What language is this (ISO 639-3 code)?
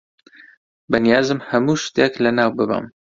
ckb